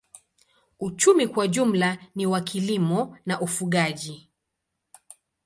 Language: Swahili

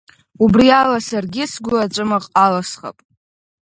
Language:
Abkhazian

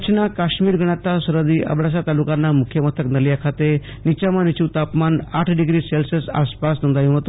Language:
Gujarati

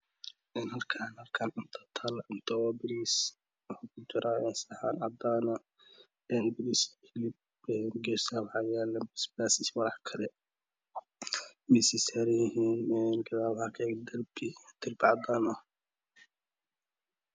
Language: Somali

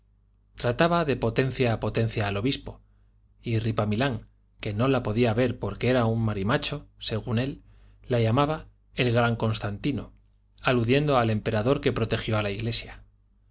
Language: Spanish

